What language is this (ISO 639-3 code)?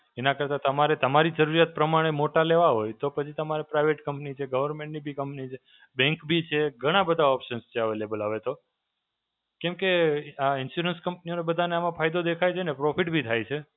guj